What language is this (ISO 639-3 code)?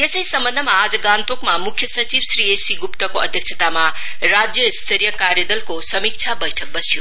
nep